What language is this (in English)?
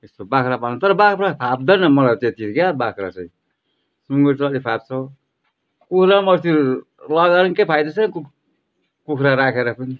Nepali